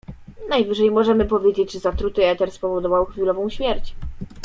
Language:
Polish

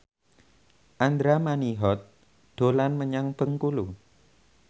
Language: Javanese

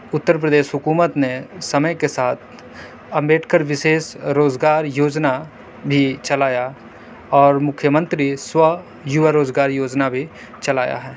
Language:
Urdu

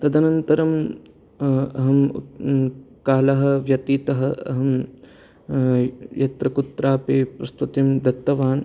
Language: Sanskrit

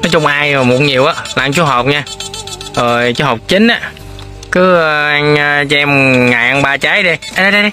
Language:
Vietnamese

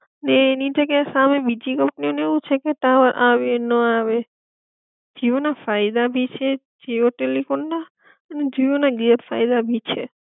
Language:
Gujarati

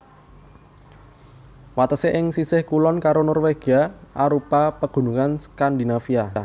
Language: Javanese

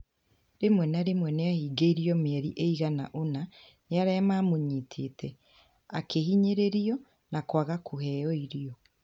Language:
Kikuyu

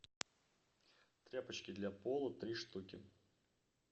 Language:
Russian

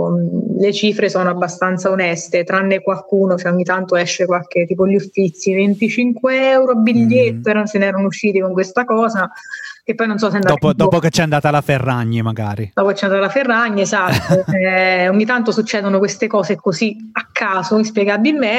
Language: Italian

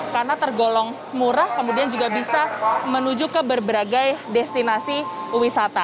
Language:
Indonesian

